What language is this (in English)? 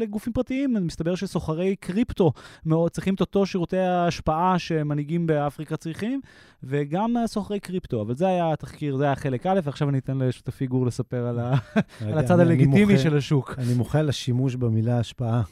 Hebrew